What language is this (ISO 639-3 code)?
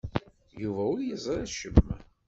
kab